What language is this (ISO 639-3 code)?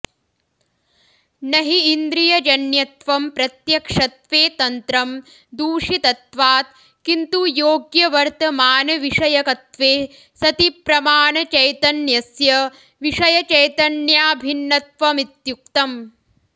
san